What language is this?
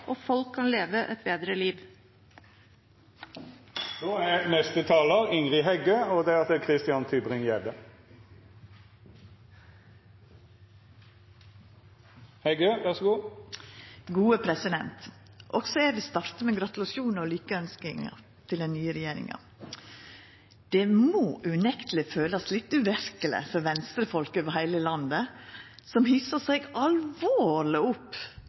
Norwegian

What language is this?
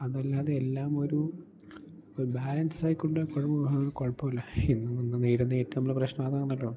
Malayalam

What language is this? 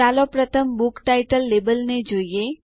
Gujarati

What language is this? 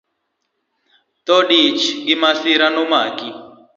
Luo (Kenya and Tanzania)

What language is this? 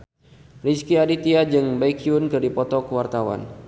Sundanese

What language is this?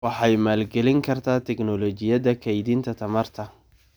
Somali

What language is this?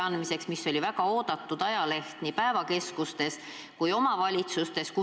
Estonian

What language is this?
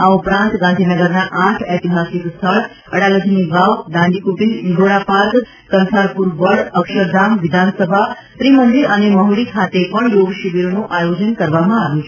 Gujarati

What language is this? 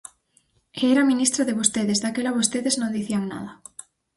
Galician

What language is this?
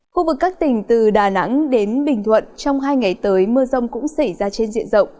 Vietnamese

